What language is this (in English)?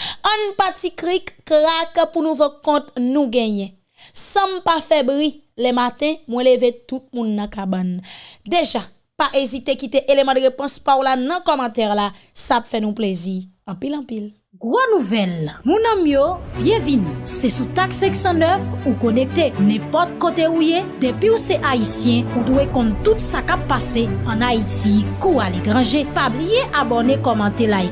French